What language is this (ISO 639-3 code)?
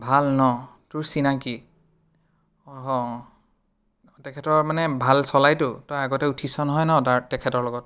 asm